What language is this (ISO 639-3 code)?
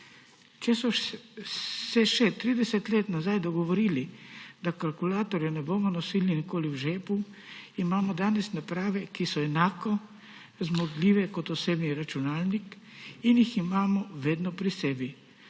slv